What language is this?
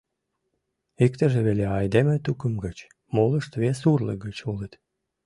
Mari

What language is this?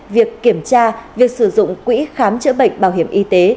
Vietnamese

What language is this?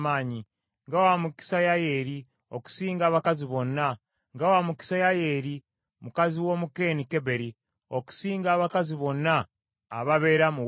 Ganda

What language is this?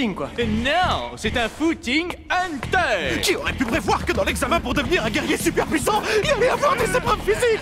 French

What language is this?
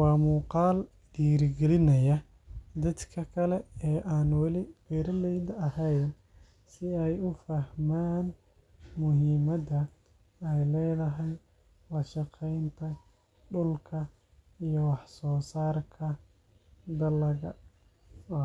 Somali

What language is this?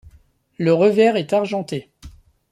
French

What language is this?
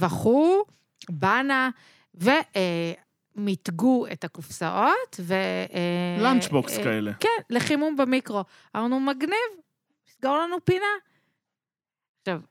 Hebrew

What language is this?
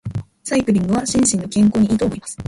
Japanese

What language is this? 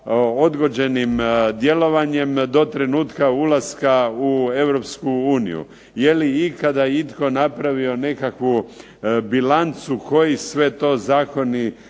Croatian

